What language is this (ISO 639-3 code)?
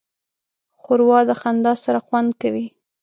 pus